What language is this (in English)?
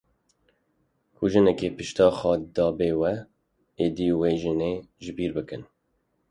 Kurdish